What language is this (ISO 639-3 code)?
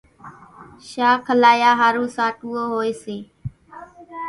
gjk